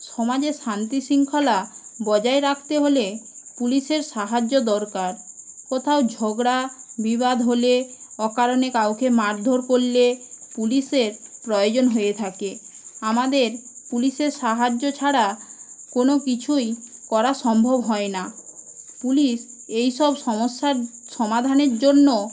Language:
Bangla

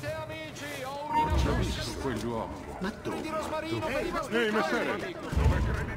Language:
Italian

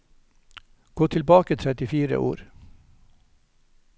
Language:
Norwegian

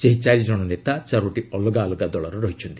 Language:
Odia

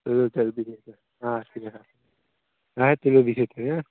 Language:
Kashmiri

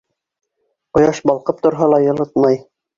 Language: Bashkir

